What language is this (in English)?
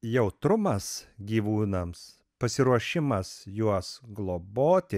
Lithuanian